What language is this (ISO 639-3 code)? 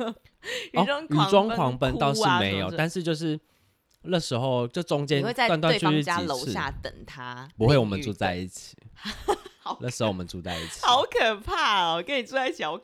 zho